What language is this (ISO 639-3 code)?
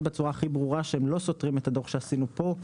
heb